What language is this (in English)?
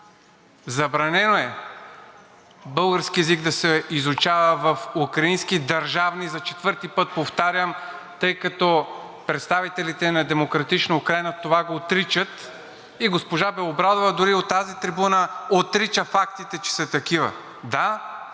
Bulgarian